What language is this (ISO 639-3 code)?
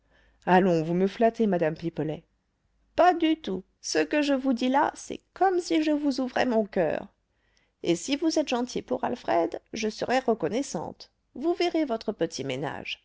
fra